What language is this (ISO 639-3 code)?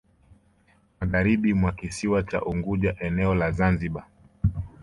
swa